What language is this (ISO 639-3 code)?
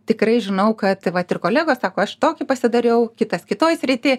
lit